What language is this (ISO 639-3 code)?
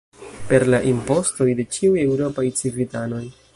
epo